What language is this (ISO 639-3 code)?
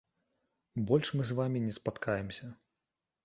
bel